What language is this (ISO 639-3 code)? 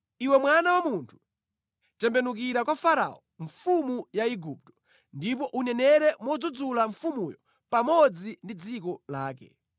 nya